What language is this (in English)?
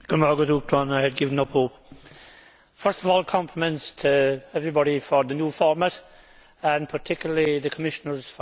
English